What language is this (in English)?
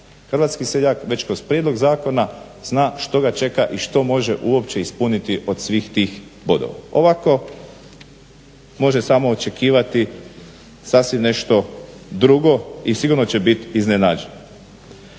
Croatian